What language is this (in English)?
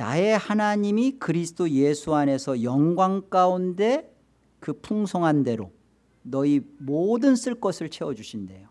Korean